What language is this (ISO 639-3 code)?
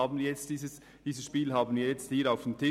gsw